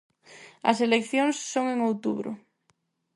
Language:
Galician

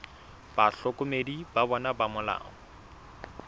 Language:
Southern Sotho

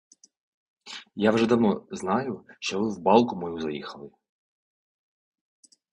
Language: Ukrainian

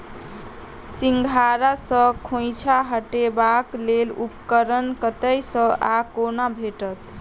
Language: Maithili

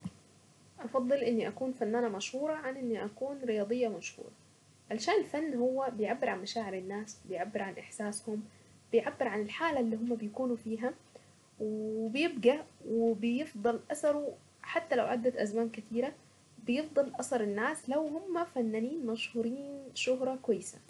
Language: Saidi Arabic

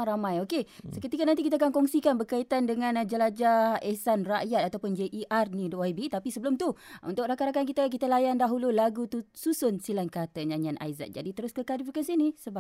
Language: Malay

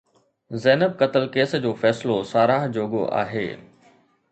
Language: Sindhi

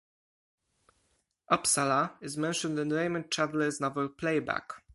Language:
English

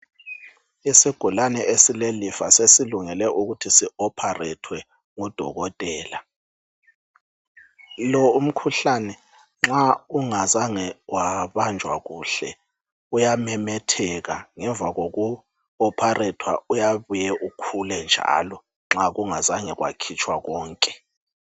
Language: North Ndebele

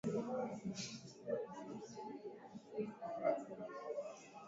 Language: Swahili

